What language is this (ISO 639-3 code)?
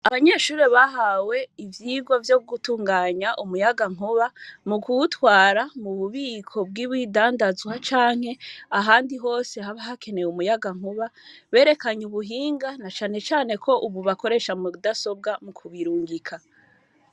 run